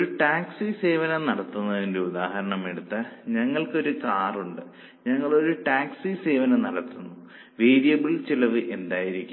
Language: Malayalam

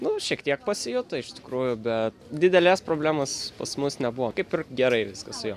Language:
Lithuanian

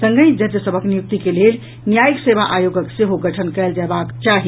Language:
Maithili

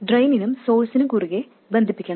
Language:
Malayalam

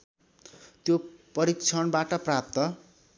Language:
Nepali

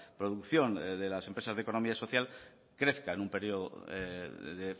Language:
Spanish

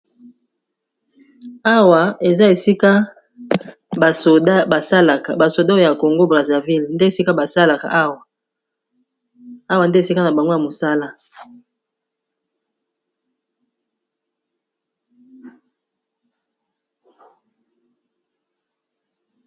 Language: Lingala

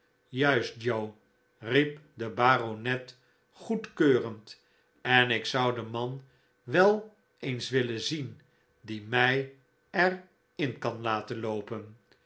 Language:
Dutch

